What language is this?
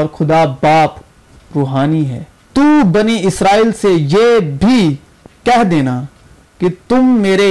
Urdu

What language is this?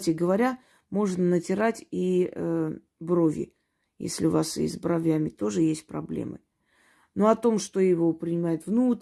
Russian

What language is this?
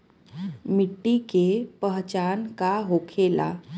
Bhojpuri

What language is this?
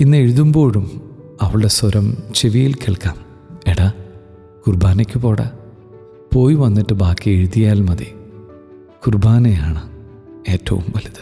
Malayalam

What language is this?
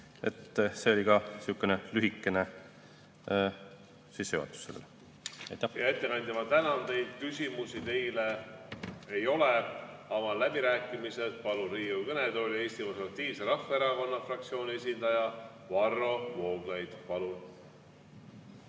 Estonian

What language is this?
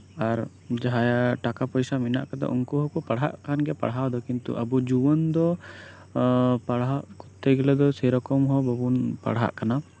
Santali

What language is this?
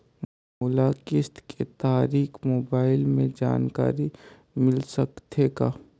Chhattisgarhi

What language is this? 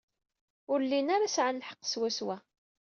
Kabyle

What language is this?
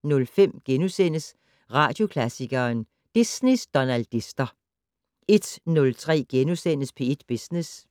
Danish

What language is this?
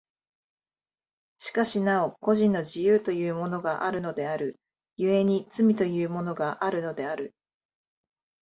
Japanese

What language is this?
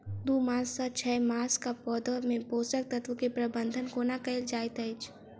Maithili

